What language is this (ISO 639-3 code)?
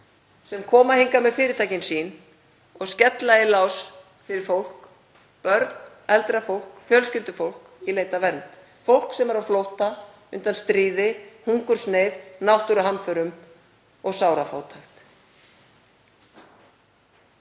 isl